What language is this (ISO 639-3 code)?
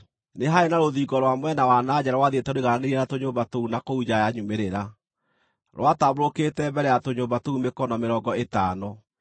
kik